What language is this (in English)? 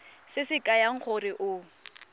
Tswana